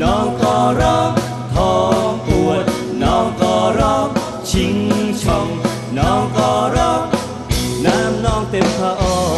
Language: Thai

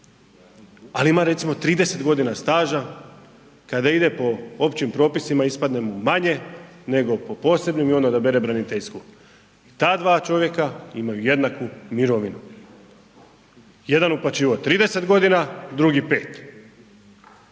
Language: Croatian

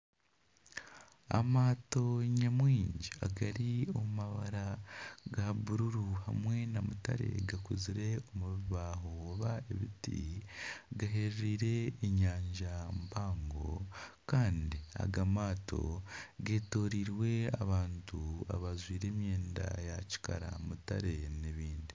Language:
Nyankole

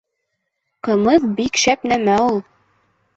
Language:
Bashkir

